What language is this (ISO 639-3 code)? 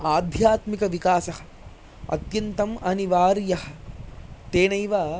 san